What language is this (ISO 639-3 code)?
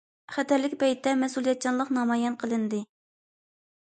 uig